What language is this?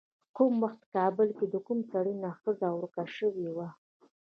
Pashto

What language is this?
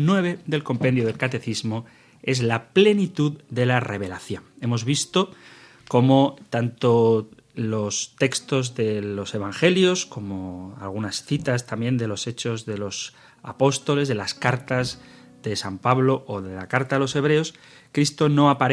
Spanish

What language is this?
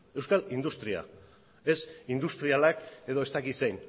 Basque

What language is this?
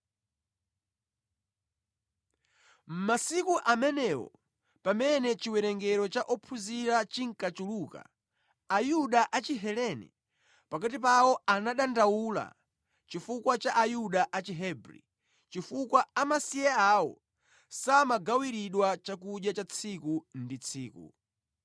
Nyanja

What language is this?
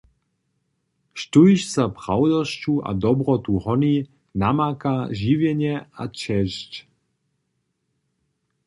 Upper Sorbian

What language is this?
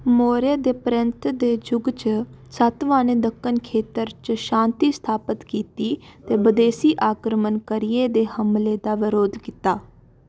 Dogri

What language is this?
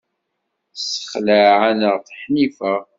Kabyle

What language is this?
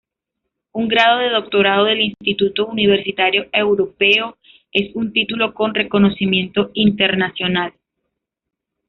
Spanish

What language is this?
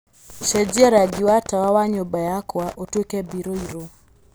Kikuyu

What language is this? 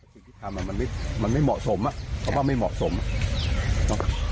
Thai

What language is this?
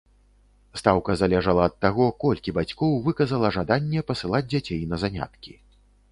Belarusian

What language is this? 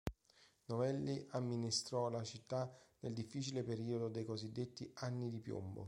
Italian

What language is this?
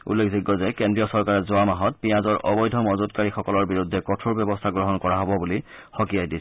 Assamese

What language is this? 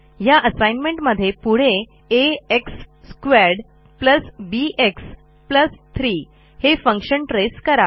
Marathi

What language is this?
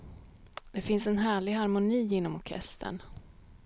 Swedish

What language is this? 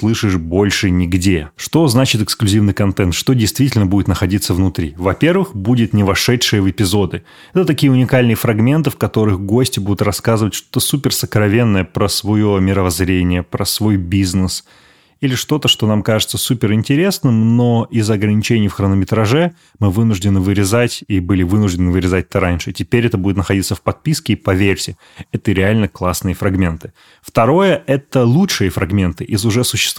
Russian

